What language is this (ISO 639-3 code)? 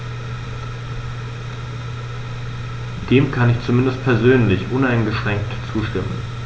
deu